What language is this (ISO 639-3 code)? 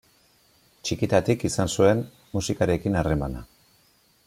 eus